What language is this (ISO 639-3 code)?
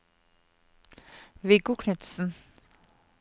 nor